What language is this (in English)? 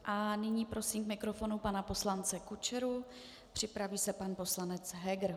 Czech